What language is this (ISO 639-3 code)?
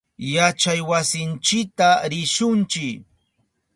qup